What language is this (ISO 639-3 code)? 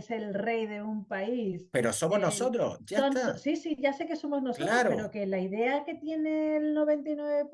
spa